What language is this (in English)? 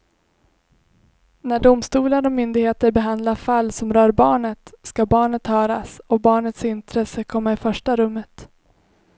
Swedish